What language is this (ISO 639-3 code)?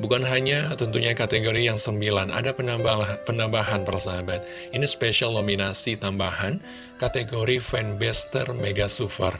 ind